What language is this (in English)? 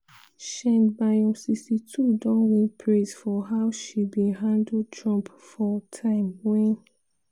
Nigerian Pidgin